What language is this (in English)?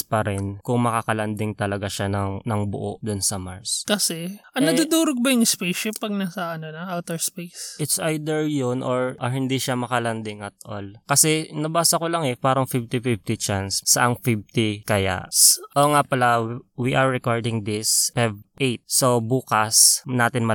Filipino